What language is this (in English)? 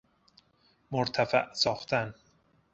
Persian